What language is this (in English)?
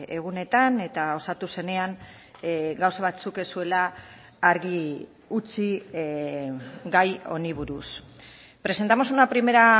Basque